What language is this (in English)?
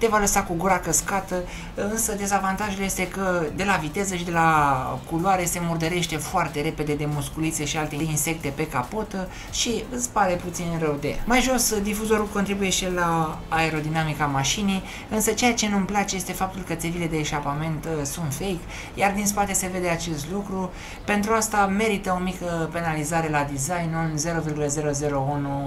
Romanian